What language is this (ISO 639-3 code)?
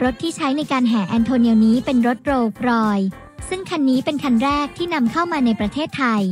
tha